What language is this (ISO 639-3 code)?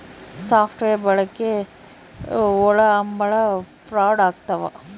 kan